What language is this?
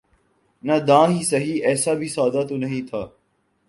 Urdu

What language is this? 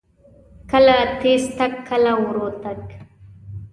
Pashto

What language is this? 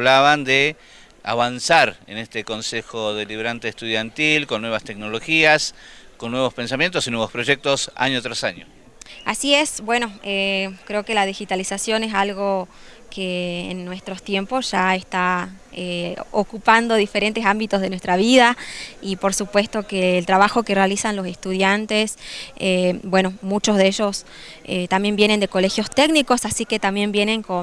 Spanish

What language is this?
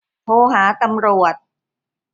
Thai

